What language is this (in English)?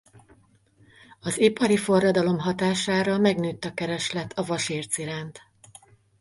Hungarian